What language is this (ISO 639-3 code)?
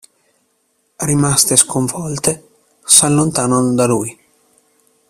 ita